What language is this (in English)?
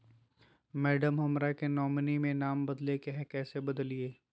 Magahi